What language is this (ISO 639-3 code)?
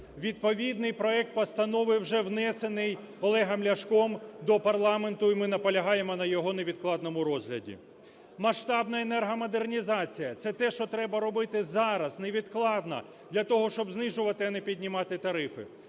ukr